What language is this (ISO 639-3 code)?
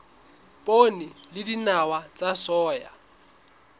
sot